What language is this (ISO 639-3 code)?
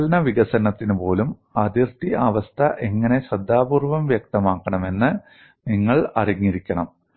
mal